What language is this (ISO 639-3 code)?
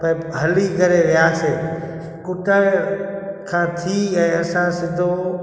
snd